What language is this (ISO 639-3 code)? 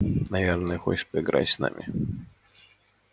rus